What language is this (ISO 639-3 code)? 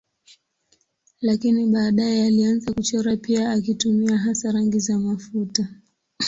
swa